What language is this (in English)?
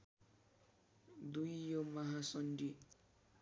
Nepali